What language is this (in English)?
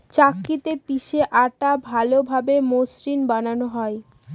Bangla